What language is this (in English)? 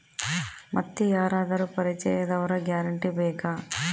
Kannada